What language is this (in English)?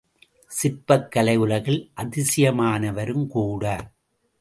Tamil